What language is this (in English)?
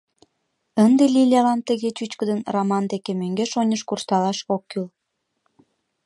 Mari